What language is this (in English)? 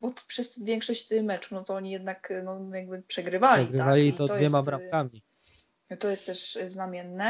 Polish